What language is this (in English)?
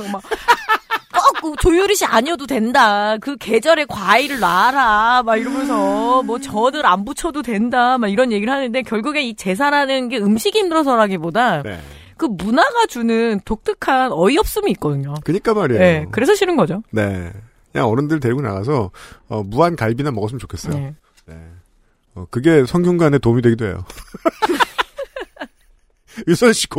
Korean